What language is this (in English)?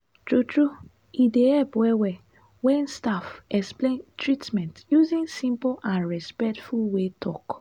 Nigerian Pidgin